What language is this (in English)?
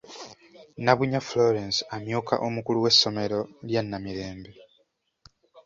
Ganda